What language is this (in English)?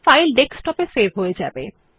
Bangla